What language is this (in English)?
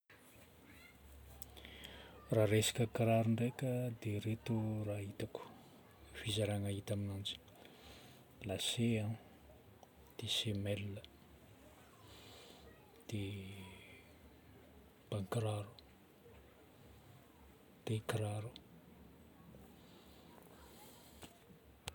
Northern Betsimisaraka Malagasy